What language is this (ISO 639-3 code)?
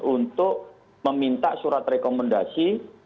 ind